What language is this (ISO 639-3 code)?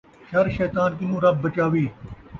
skr